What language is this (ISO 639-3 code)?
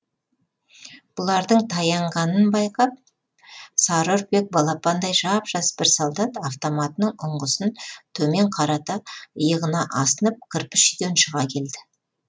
kaz